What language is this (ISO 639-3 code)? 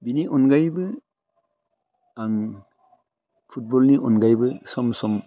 brx